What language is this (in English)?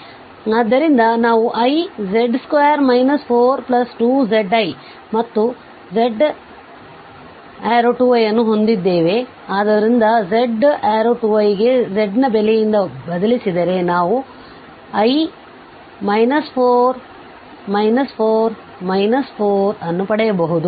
Kannada